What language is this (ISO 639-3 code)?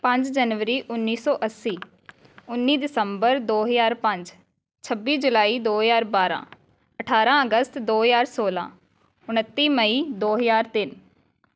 pan